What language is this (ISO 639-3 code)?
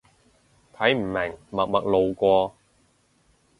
yue